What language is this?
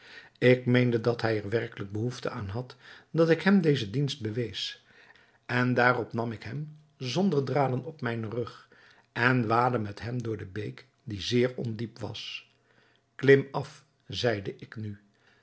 Dutch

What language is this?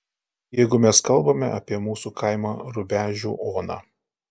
Lithuanian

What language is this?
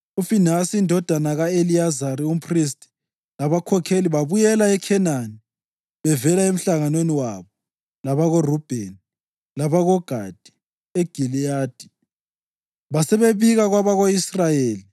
North Ndebele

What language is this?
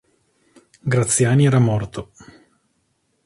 Italian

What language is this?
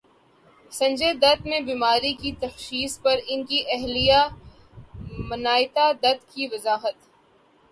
Urdu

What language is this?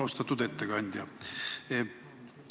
Estonian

